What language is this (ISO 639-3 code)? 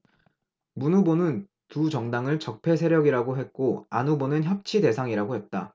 kor